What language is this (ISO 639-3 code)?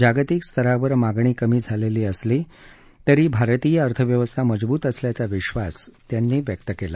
mar